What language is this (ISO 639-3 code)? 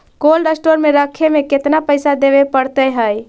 mag